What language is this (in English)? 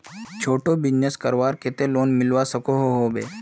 Magahi